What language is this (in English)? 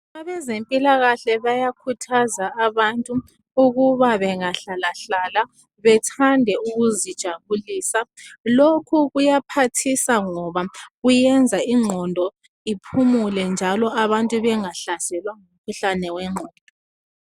North Ndebele